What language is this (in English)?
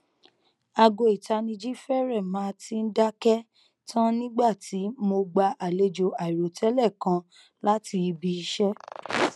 Yoruba